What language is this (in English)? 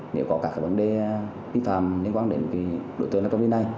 Vietnamese